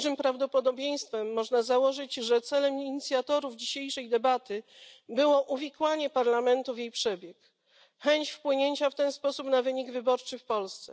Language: Polish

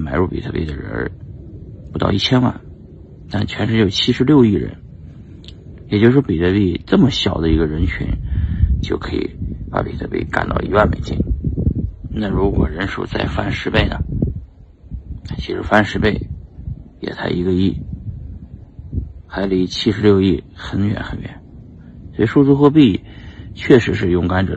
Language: Chinese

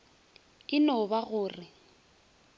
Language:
Northern Sotho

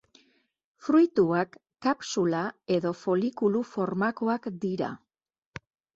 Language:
Basque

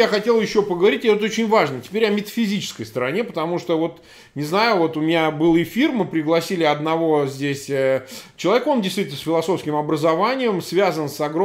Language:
Russian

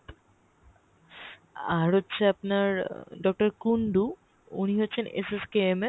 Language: Bangla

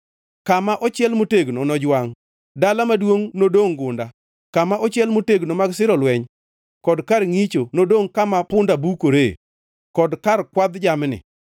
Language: Luo (Kenya and Tanzania)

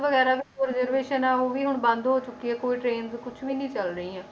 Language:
Punjabi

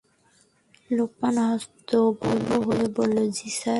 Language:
Bangla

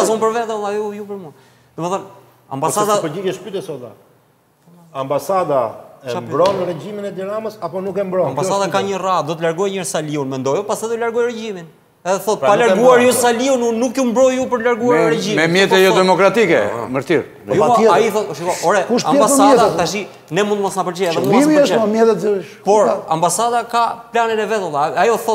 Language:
Romanian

